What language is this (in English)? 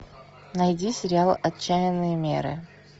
Russian